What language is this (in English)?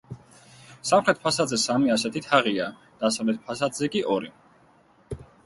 Georgian